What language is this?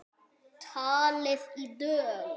Icelandic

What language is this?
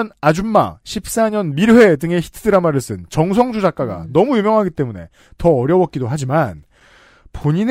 Korean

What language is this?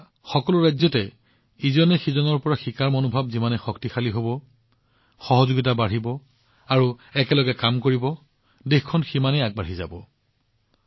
Assamese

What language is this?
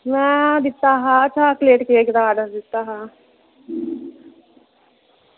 Dogri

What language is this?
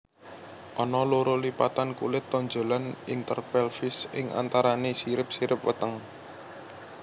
Javanese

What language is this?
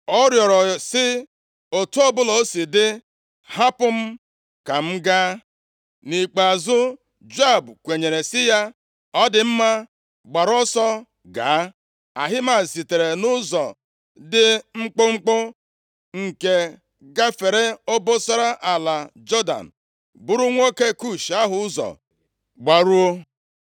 Igbo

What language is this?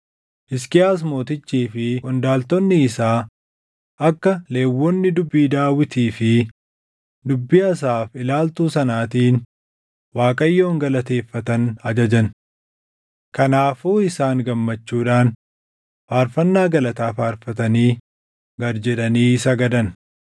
Oromo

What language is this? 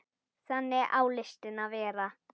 Icelandic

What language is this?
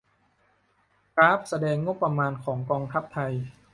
Thai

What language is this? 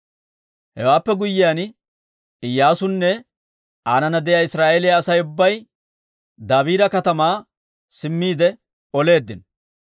Dawro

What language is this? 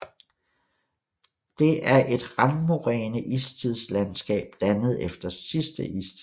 Danish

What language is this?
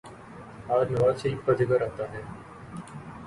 Urdu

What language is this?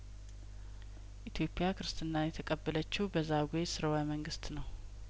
Amharic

